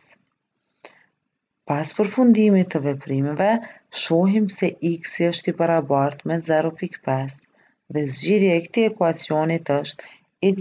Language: Romanian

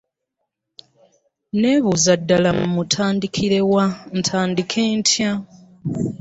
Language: Ganda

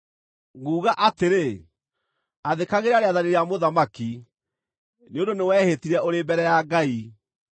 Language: Kikuyu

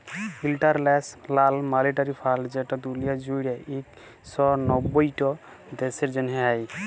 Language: Bangla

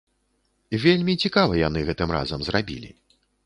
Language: Belarusian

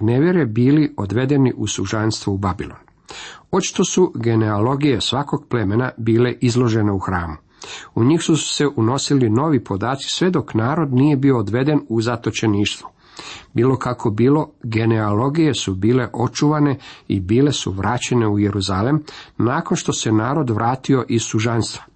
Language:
Croatian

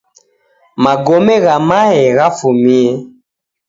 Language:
Taita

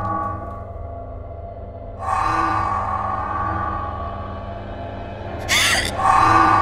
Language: Japanese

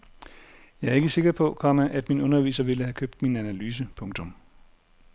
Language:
Danish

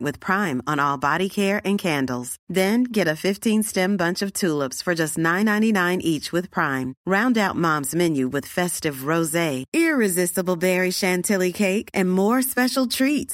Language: Filipino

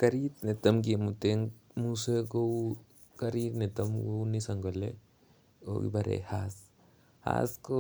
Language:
Kalenjin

